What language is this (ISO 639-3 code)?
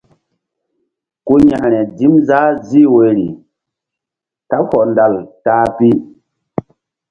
mdd